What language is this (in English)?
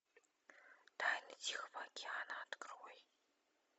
Russian